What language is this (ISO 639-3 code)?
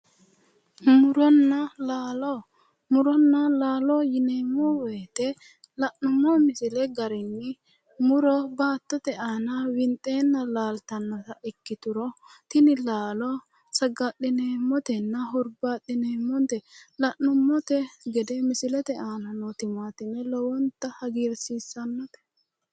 sid